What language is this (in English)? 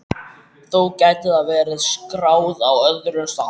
Icelandic